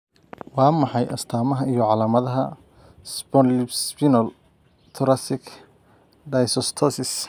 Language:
Somali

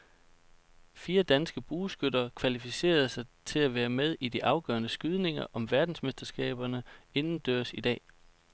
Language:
Danish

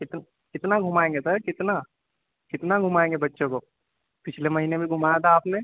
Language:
Urdu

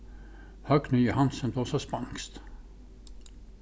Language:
Faroese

